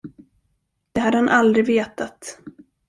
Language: Swedish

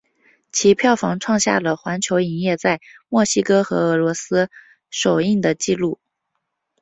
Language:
Chinese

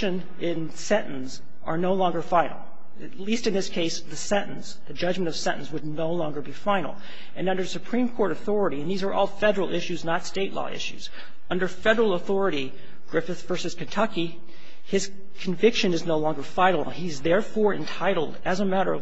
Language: English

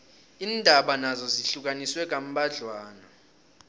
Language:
South Ndebele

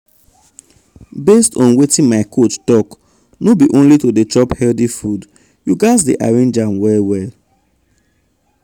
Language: Nigerian Pidgin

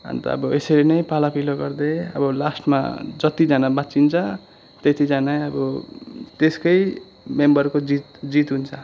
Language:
Nepali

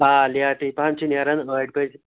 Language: Kashmiri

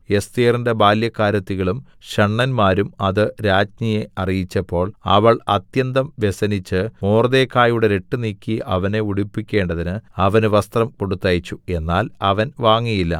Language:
Malayalam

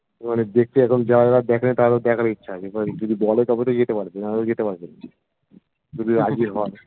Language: Bangla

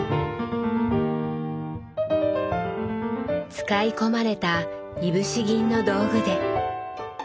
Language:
Japanese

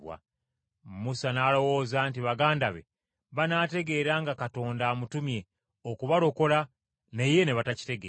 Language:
Ganda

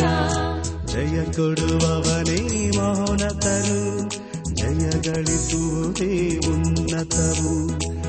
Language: Kannada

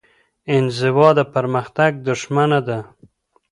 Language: Pashto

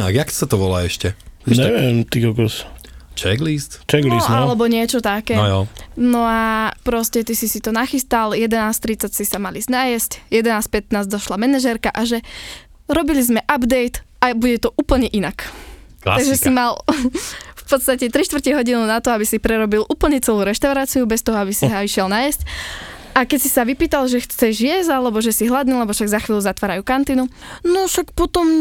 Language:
Slovak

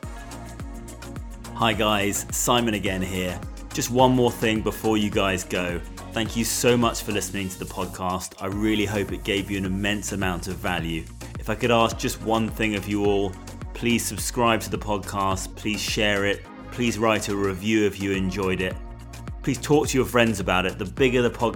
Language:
English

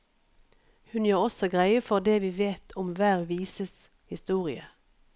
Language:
Norwegian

